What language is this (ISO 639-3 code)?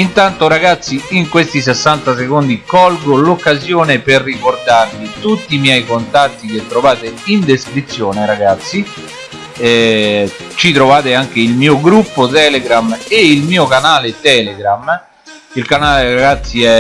ita